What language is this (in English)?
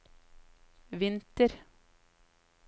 Norwegian